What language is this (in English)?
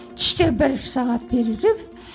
Kazakh